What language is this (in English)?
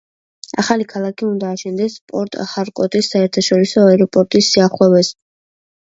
Georgian